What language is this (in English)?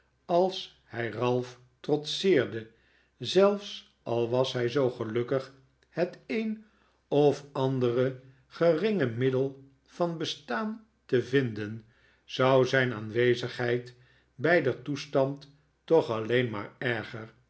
Dutch